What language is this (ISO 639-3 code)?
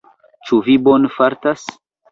epo